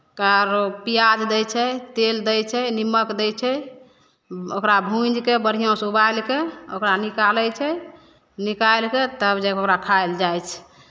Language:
Maithili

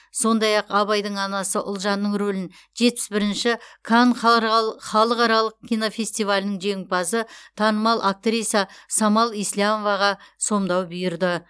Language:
Kazakh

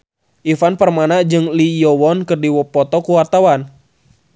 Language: Sundanese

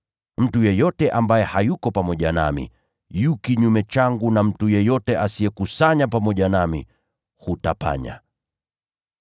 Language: Swahili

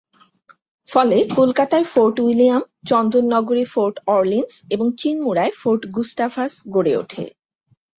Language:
Bangla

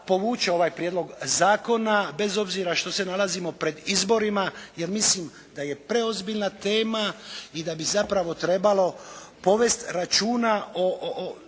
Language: Croatian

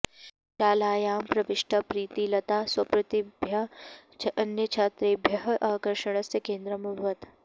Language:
Sanskrit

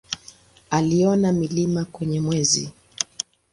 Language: Swahili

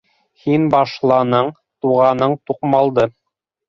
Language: Bashkir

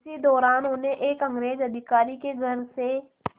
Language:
Hindi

